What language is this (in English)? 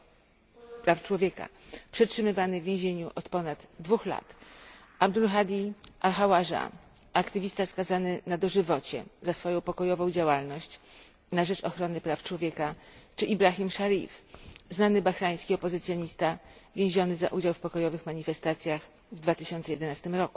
Polish